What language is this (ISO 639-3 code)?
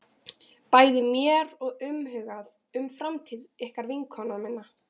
isl